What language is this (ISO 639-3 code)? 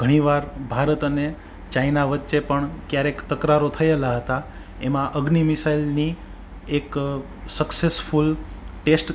guj